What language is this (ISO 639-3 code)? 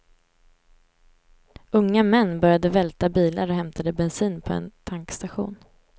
swe